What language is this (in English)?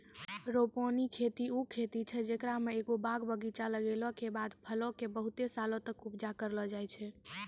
Maithili